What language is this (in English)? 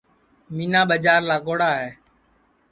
Sansi